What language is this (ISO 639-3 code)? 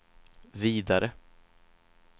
swe